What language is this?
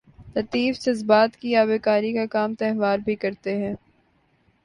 Urdu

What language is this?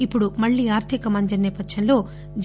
Telugu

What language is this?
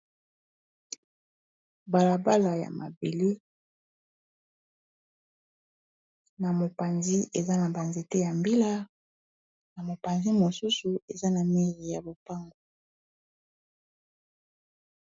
Lingala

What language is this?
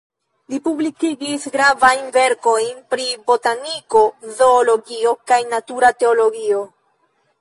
Esperanto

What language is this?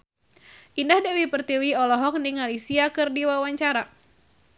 Sundanese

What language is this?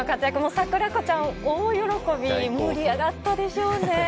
Japanese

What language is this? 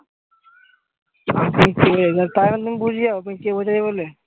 Bangla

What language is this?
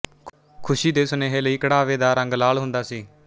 Punjabi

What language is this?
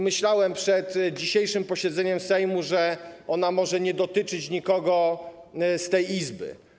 Polish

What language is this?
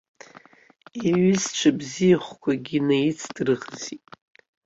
Abkhazian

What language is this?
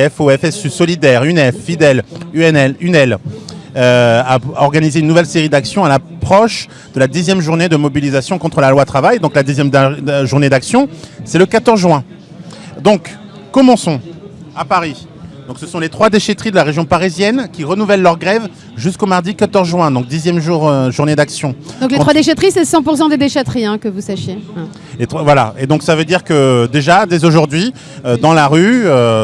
French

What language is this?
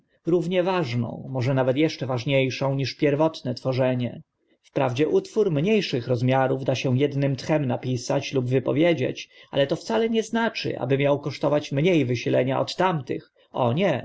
Polish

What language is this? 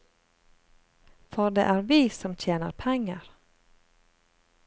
Norwegian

